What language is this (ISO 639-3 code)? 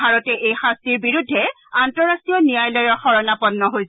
asm